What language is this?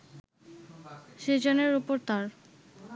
Bangla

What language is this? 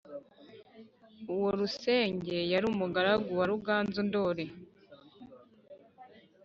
Kinyarwanda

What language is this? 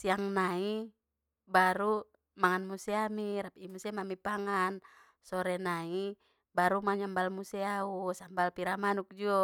Batak Mandailing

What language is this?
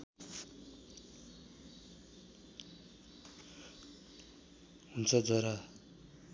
Nepali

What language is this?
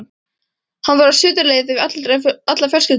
Icelandic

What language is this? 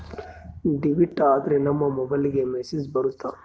Kannada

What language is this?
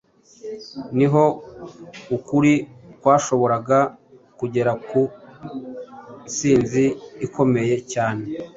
Kinyarwanda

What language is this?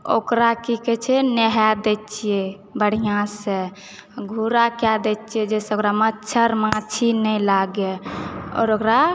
Maithili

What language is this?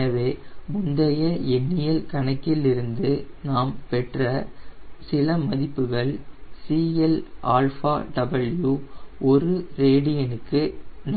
Tamil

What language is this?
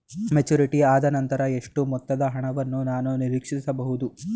Kannada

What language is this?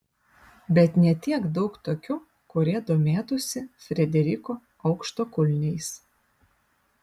Lithuanian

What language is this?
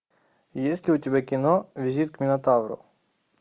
Russian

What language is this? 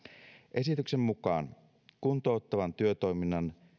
Finnish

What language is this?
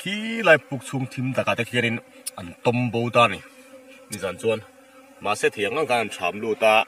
Thai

